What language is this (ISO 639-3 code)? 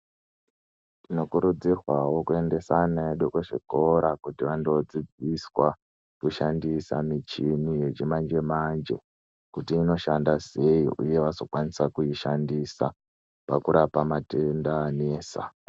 ndc